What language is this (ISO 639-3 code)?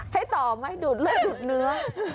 tha